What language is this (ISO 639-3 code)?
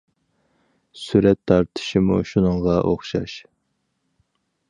uig